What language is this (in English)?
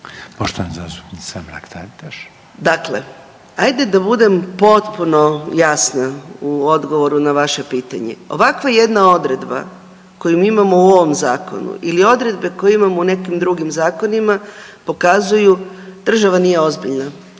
Croatian